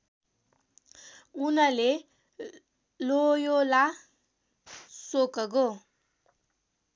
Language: Nepali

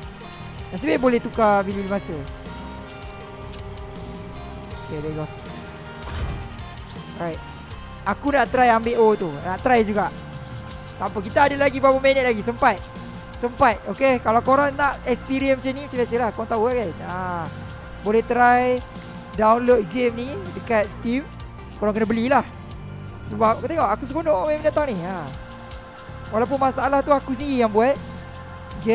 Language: Malay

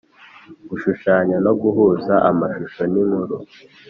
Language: Kinyarwanda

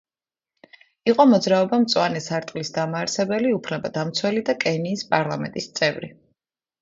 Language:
Georgian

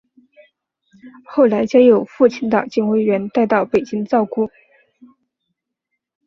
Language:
Chinese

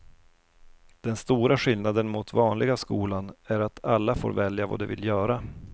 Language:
Swedish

